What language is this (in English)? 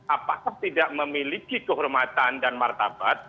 Indonesian